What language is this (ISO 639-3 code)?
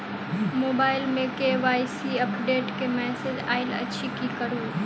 mai